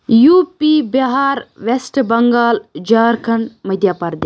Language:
Kashmiri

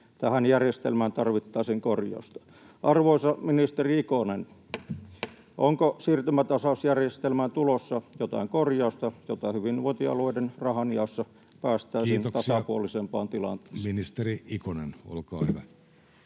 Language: Finnish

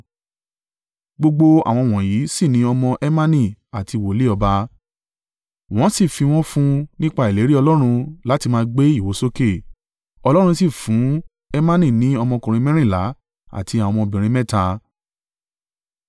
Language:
Yoruba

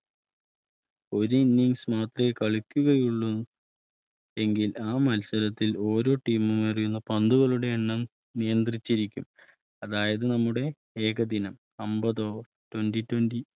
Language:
Malayalam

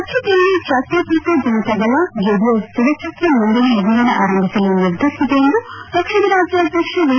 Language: Kannada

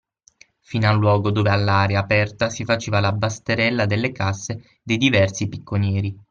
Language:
Italian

